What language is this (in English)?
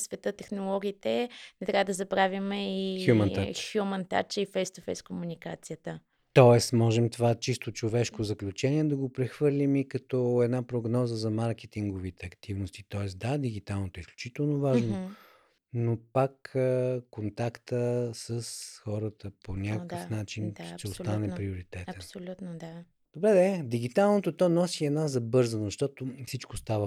Bulgarian